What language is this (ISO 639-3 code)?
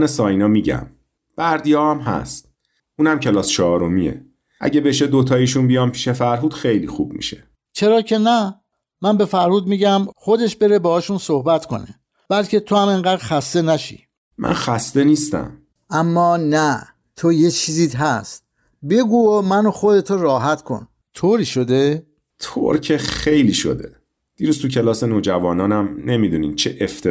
fas